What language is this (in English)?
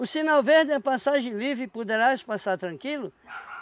Portuguese